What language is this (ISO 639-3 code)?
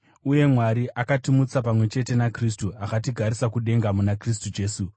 sna